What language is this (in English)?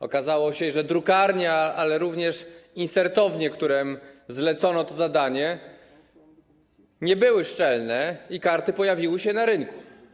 Polish